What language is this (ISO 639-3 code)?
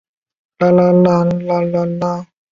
zho